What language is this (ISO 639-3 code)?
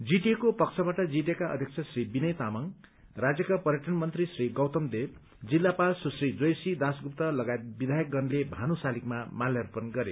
nep